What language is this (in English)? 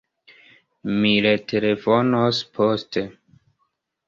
Esperanto